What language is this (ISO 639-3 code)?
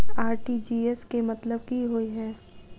mai